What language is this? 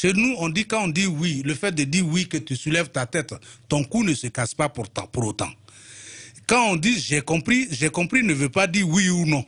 French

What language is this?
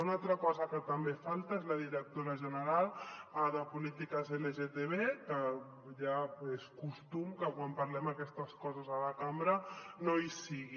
Catalan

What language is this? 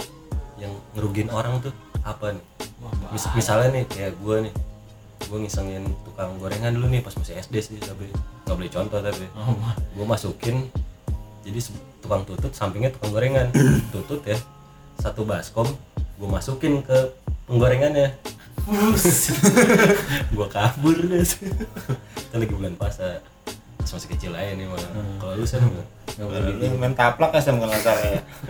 Indonesian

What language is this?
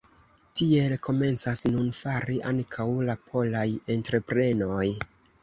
Esperanto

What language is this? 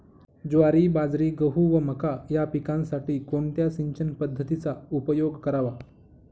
Marathi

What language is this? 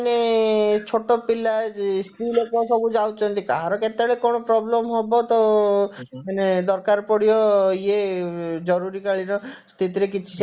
Odia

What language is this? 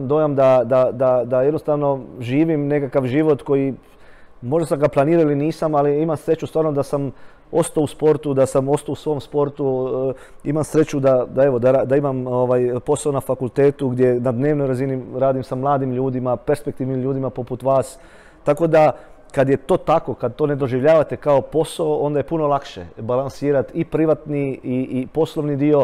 Croatian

